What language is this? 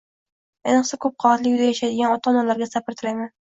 Uzbek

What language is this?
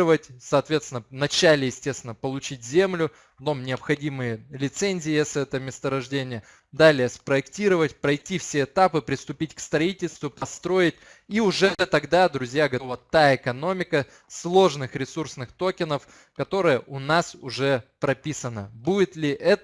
Russian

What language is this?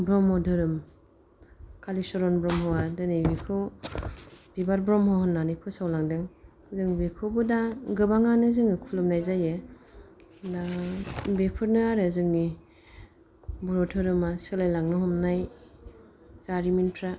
Bodo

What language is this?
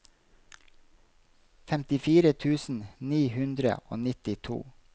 Norwegian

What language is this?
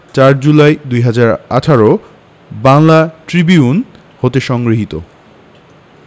Bangla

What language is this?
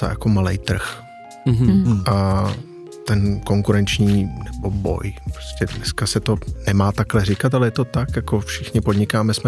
Czech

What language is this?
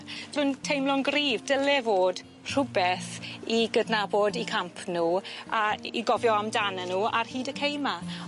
Welsh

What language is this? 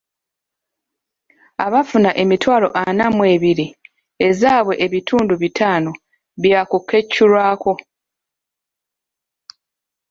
Ganda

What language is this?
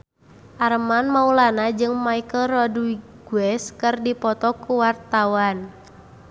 Sundanese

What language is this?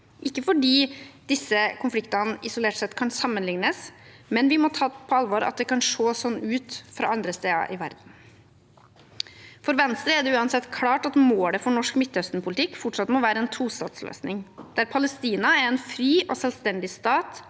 Norwegian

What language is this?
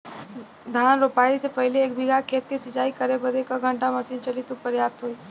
Bhojpuri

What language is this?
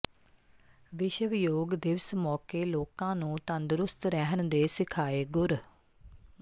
Punjabi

